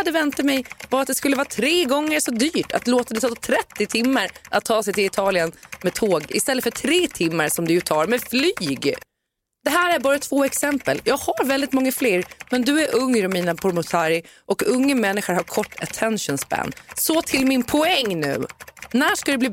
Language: Swedish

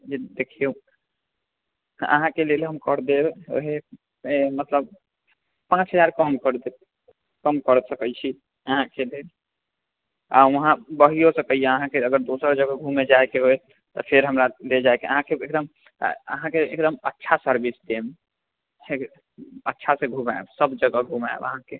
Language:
Maithili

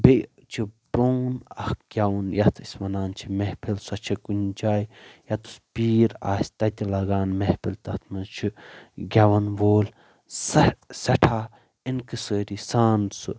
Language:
Kashmiri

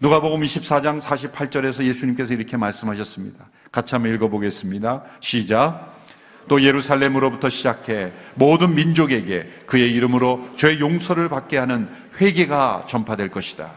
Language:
Korean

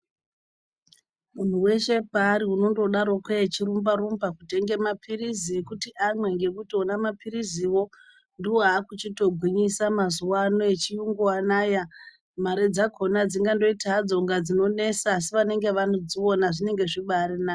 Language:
Ndau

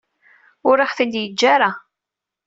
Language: Kabyle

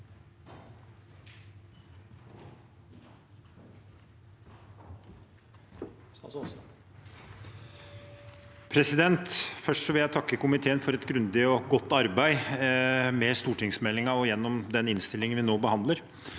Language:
Norwegian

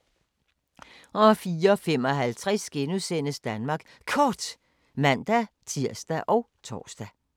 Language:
Danish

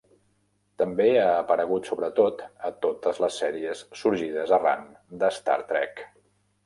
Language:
Catalan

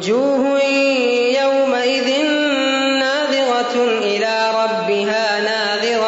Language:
Urdu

